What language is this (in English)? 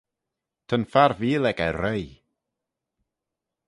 Manx